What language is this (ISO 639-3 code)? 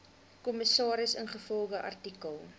afr